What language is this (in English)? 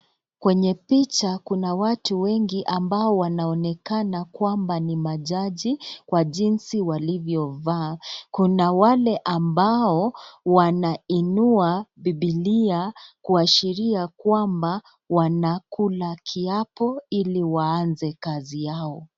Swahili